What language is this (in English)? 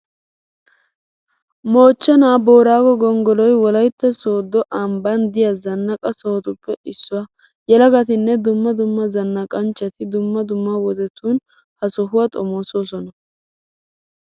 Wolaytta